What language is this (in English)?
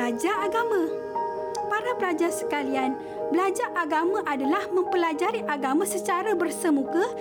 Malay